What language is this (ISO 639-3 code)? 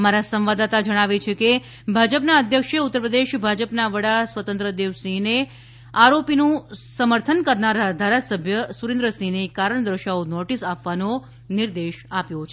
guj